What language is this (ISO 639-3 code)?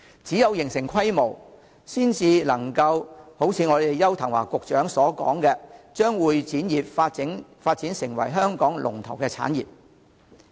yue